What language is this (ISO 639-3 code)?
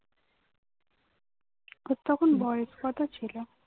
ben